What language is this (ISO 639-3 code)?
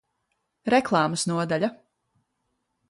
lav